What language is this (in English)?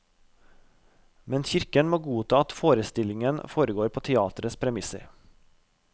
Norwegian